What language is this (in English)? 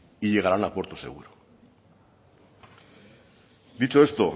Spanish